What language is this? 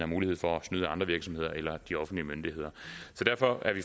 Danish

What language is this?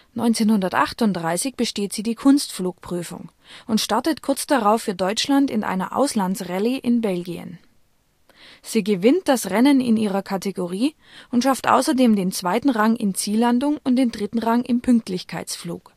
German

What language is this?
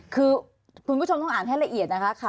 Thai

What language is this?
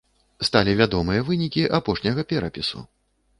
Belarusian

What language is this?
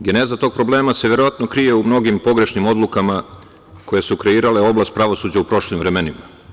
Serbian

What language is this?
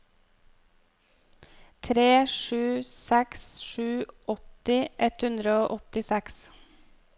Norwegian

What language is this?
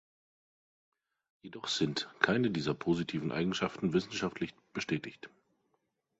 German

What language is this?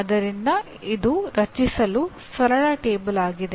Kannada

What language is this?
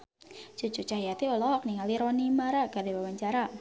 Sundanese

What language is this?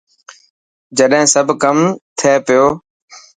Dhatki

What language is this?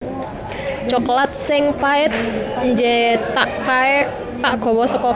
Javanese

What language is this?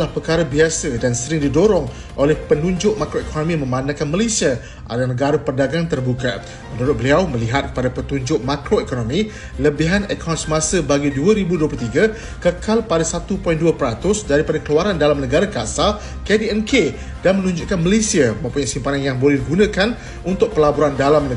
Malay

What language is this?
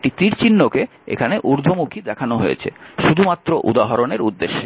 Bangla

